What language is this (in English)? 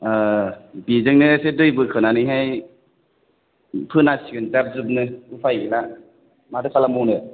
Bodo